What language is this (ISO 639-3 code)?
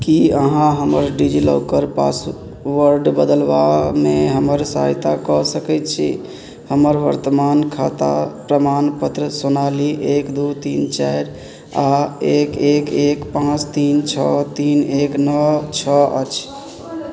mai